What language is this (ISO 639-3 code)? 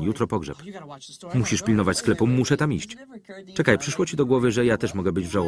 pol